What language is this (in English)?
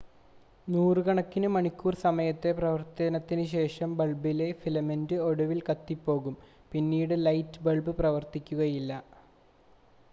Malayalam